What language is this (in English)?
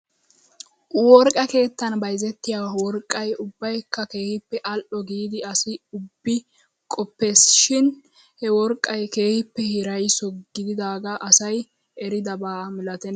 Wolaytta